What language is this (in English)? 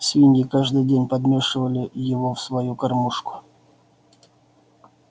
Russian